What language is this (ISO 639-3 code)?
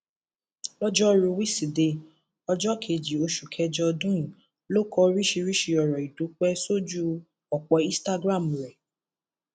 yor